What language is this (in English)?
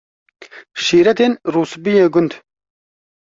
Kurdish